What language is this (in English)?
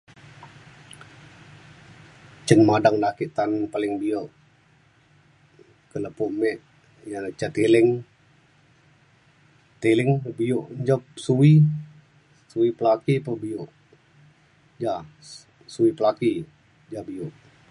Mainstream Kenyah